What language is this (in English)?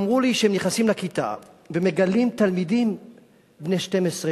Hebrew